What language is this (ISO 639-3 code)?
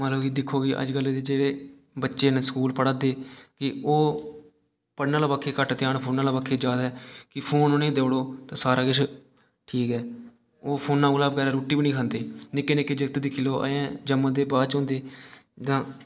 doi